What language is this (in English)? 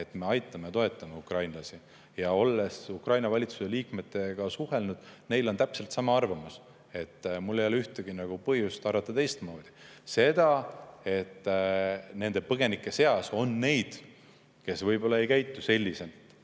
Estonian